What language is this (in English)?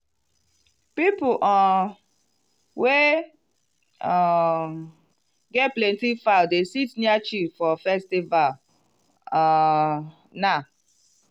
Nigerian Pidgin